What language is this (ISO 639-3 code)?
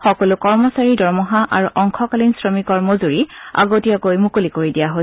asm